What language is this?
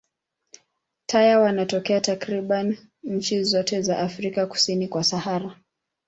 Swahili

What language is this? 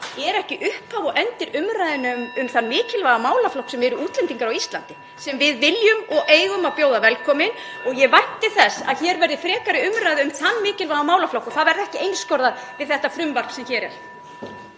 Icelandic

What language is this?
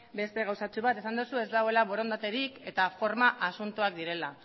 Basque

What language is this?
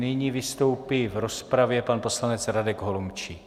Czech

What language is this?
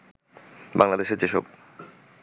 Bangla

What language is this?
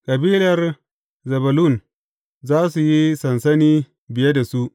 Hausa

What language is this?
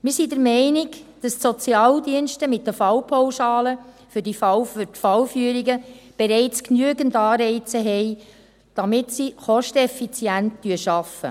Swiss German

